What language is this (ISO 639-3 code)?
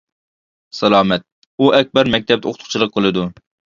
uig